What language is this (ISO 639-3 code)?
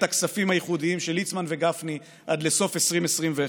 heb